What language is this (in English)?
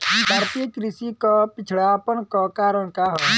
Bhojpuri